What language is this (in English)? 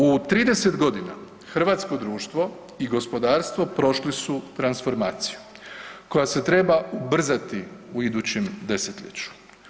Croatian